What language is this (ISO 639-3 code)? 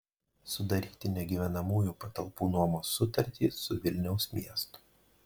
lit